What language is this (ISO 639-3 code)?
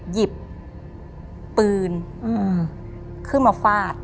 tha